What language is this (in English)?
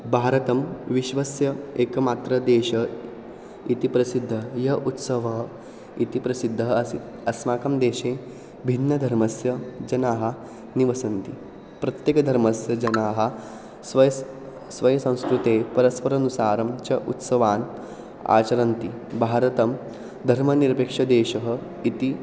Sanskrit